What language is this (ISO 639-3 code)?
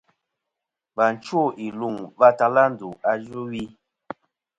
bkm